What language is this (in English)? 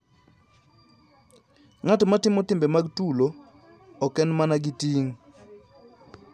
Luo (Kenya and Tanzania)